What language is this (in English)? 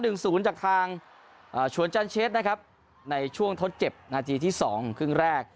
Thai